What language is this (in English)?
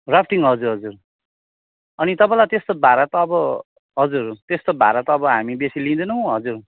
Nepali